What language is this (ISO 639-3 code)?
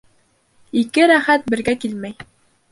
bak